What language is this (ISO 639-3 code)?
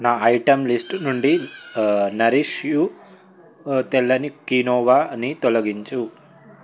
tel